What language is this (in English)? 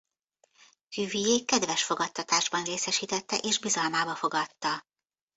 Hungarian